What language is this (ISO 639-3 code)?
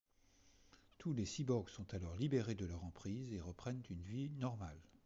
fra